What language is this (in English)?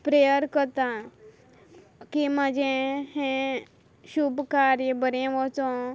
Konkani